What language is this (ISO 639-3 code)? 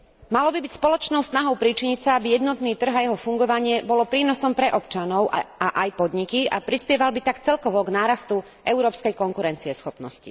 slk